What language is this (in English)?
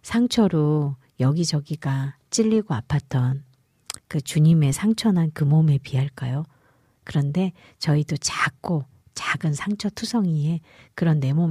Korean